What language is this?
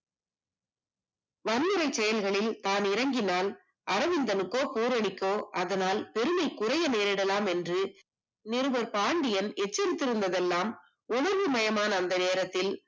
Tamil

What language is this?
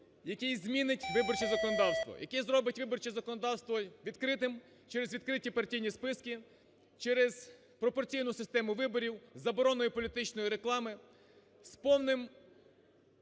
Ukrainian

